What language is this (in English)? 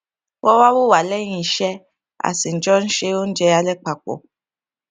Yoruba